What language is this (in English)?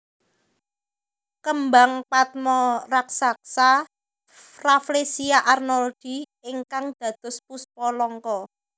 Javanese